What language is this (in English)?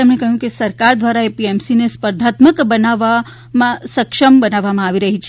Gujarati